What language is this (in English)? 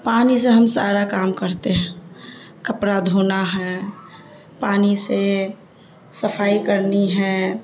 Urdu